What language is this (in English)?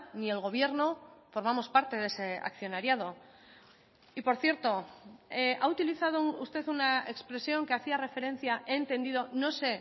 Spanish